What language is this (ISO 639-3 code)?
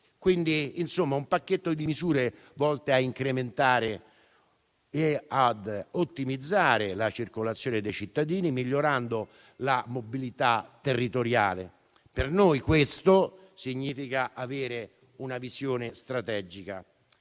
ita